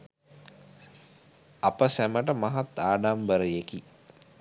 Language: Sinhala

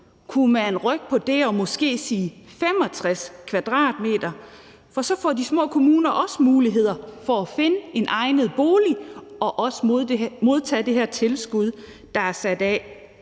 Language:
Danish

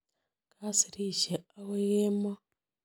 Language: Kalenjin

